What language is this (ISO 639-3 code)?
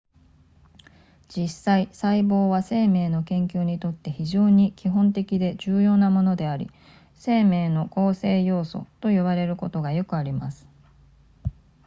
jpn